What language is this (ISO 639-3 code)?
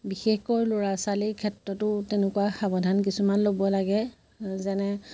asm